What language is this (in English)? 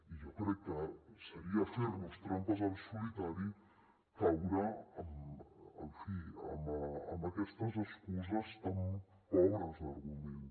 Catalan